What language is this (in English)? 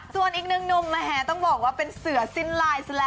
Thai